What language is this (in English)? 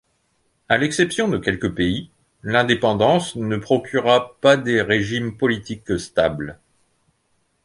French